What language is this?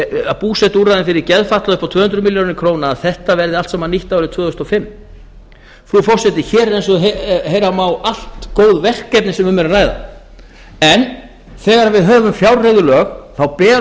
Icelandic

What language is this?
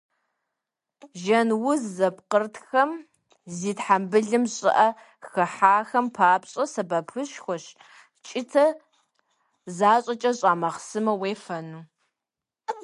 Kabardian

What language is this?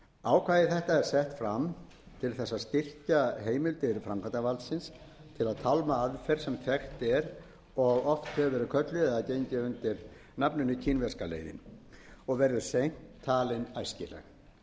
Icelandic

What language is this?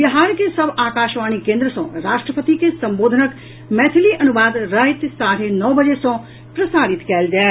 Maithili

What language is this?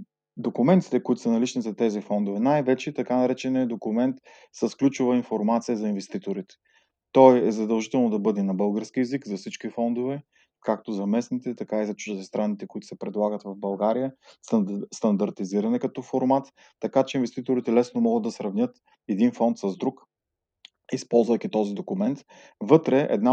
Bulgarian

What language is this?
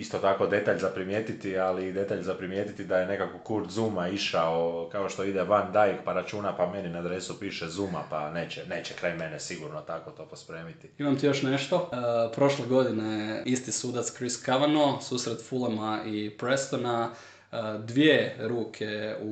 Croatian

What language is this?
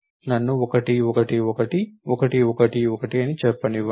Telugu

